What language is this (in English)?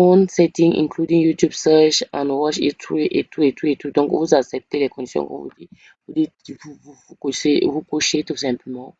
French